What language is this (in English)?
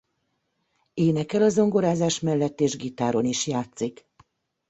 Hungarian